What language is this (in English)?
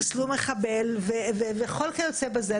Hebrew